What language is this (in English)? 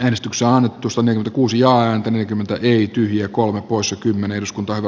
Finnish